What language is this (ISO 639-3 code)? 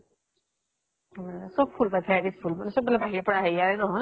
asm